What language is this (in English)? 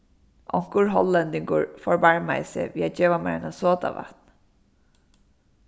Faroese